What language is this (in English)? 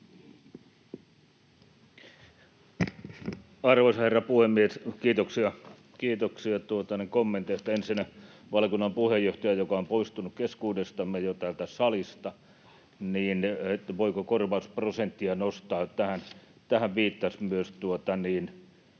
Finnish